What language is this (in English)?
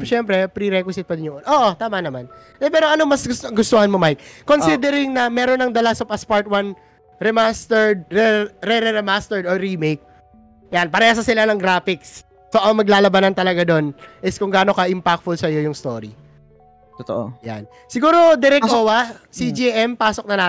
Filipino